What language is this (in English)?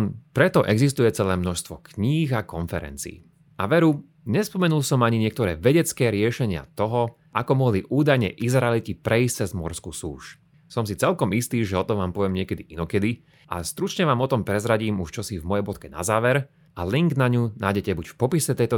Slovak